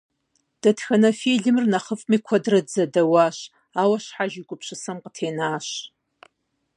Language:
Kabardian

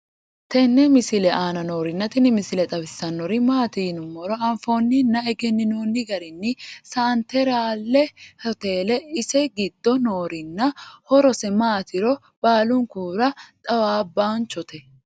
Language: Sidamo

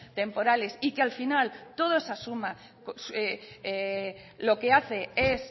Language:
Spanish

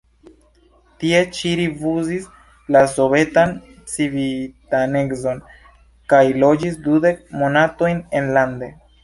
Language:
Esperanto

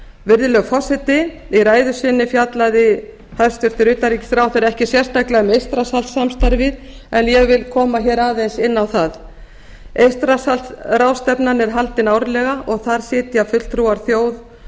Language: Icelandic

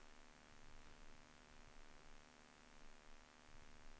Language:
Norwegian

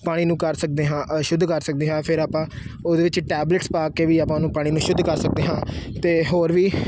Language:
Punjabi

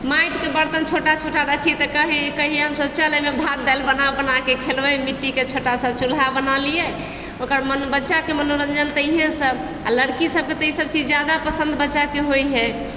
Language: Maithili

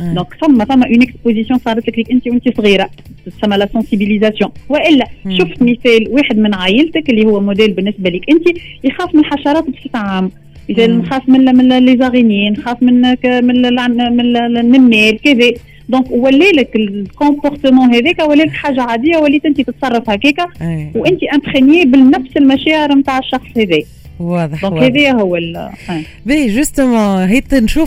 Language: Arabic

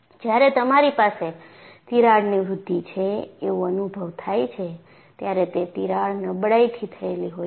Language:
Gujarati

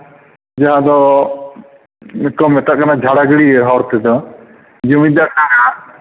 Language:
Santali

